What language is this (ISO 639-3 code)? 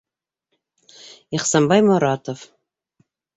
bak